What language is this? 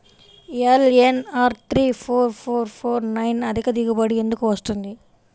Telugu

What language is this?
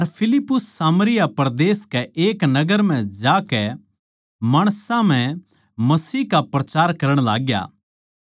Haryanvi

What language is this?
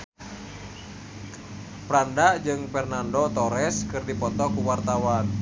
Sundanese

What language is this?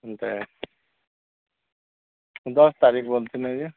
Odia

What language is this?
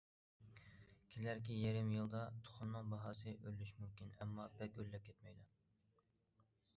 Uyghur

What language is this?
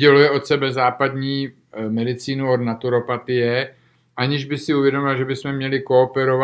Czech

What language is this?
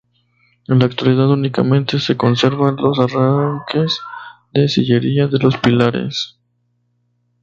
Spanish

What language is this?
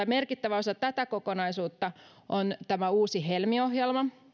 Finnish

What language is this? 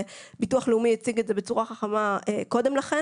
Hebrew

